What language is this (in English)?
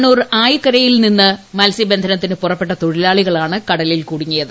Malayalam